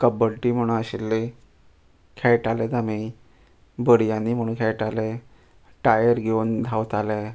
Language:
Konkani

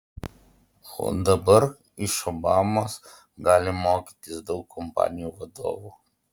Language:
Lithuanian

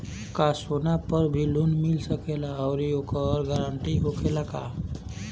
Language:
Bhojpuri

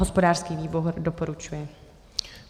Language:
Czech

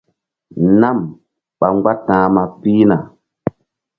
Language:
Mbum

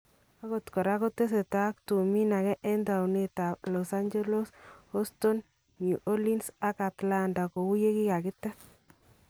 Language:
Kalenjin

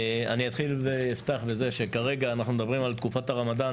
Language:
Hebrew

